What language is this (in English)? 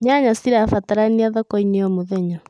Kikuyu